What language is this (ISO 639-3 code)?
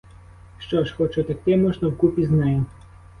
ukr